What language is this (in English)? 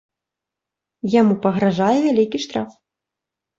Belarusian